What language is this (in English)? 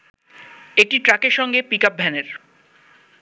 Bangla